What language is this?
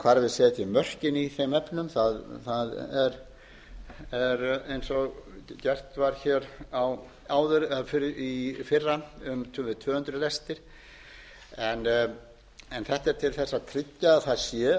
Icelandic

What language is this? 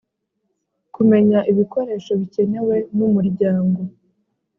Kinyarwanda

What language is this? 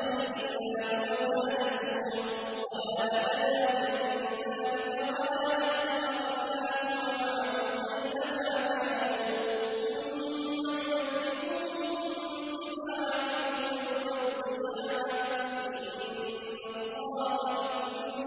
Arabic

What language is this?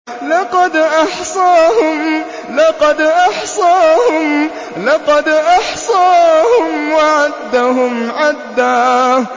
Arabic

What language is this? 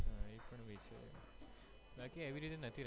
Gujarati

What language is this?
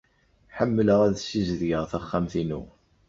Kabyle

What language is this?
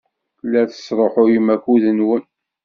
Kabyle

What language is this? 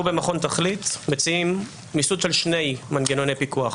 Hebrew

